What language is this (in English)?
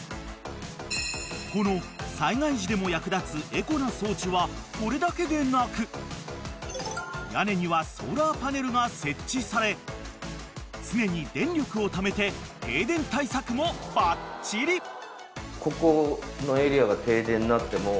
Japanese